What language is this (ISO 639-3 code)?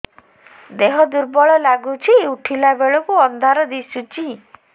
ori